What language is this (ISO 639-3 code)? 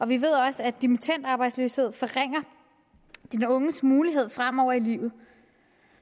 dan